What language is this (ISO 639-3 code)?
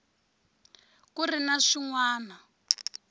tso